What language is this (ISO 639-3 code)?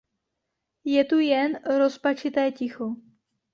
ces